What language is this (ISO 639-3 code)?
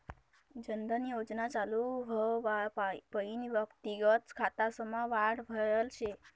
mar